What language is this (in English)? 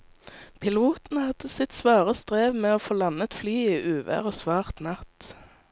Norwegian